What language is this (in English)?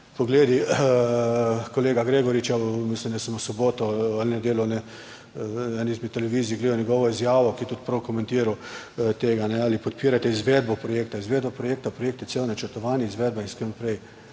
Slovenian